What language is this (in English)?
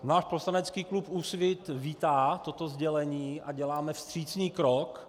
Czech